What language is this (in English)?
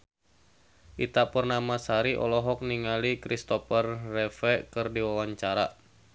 Sundanese